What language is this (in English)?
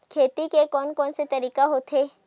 Chhattisgarhi